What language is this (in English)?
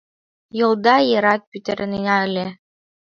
Mari